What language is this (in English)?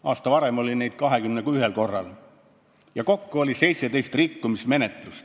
Estonian